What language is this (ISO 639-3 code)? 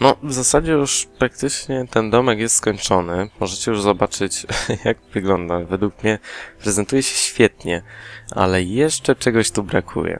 pol